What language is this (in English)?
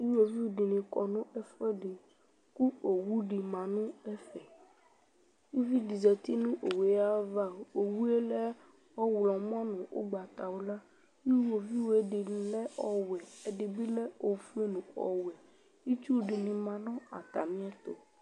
Ikposo